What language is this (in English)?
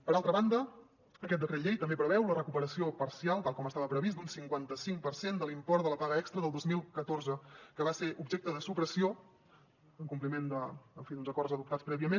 Catalan